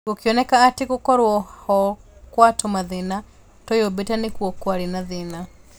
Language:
Kikuyu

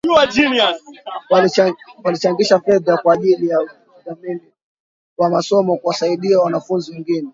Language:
Swahili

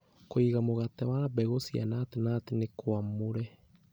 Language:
Kikuyu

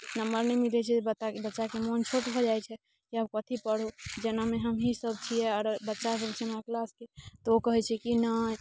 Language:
Maithili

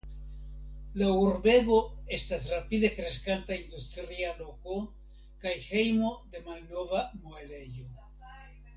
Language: Esperanto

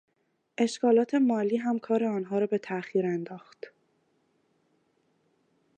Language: Persian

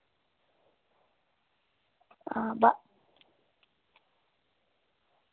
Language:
Dogri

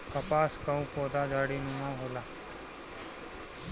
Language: Bhojpuri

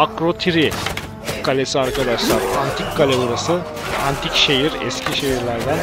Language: Turkish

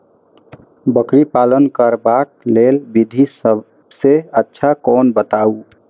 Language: Maithili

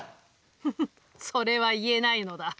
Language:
Japanese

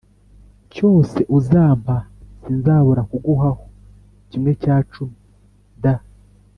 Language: Kinyarwanda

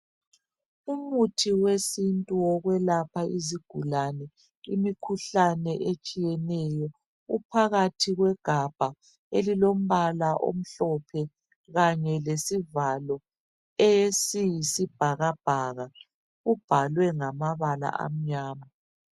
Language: North Ndebele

